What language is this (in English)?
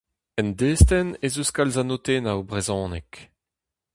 Breton